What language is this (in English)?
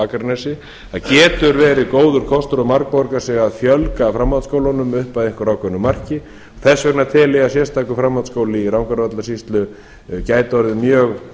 Icelandic